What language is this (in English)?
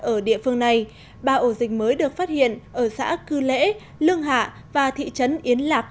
Vietnamese